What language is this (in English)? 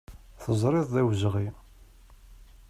Kabyle